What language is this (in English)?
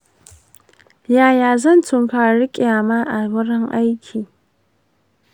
Hausa